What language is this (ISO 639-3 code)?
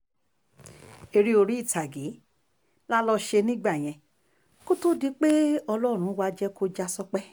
yor